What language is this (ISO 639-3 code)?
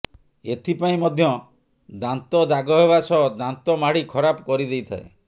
ori